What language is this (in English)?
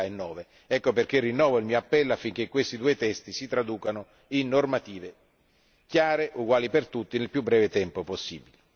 Italian